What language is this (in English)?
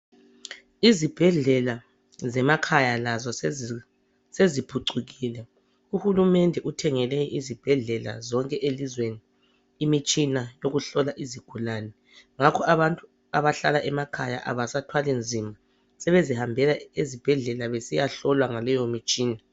North Ndebele